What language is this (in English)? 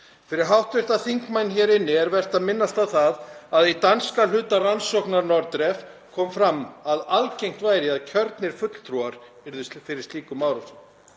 Icelandic